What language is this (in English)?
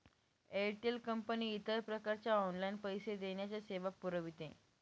Marathi